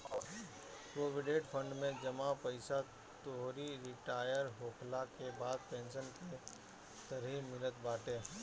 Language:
Bhojpuri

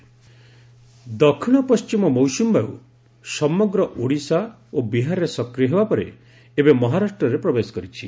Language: Odia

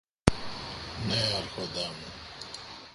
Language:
Greek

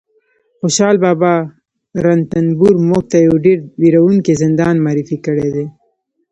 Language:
Pashto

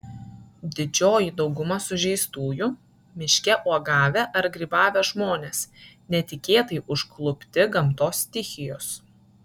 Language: Lithuanian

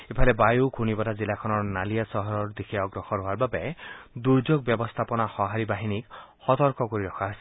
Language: Assamese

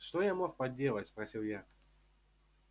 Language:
Russian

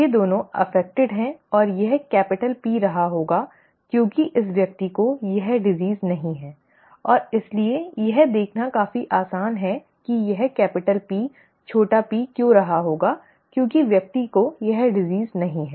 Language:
Hindi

